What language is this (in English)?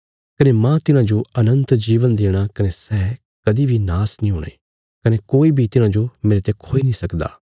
Bilaspuri